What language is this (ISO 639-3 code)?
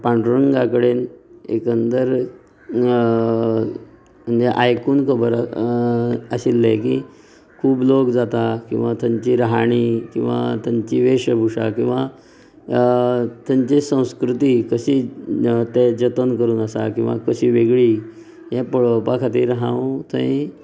kok